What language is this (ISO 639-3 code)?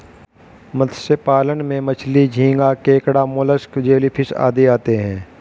hin